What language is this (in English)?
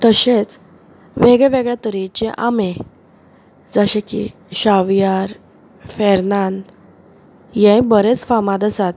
Konkani